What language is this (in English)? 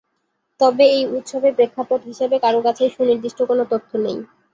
Bangla